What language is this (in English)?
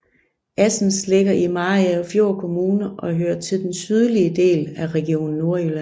Danish